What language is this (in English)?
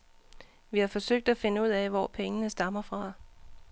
Danish